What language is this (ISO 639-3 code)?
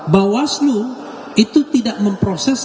ind